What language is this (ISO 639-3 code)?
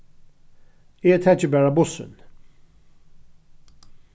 fao